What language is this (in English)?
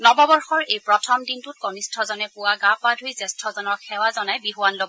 Assamese